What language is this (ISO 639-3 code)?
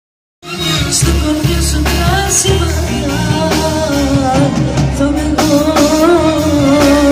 ell